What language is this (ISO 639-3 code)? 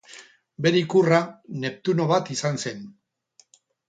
eus